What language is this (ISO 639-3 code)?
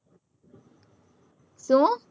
guj